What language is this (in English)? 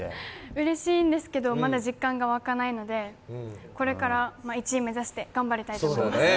Japanese